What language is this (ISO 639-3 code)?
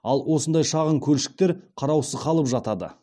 kaz